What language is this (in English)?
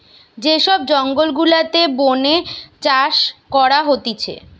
Bangla